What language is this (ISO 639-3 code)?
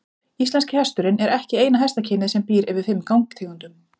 isl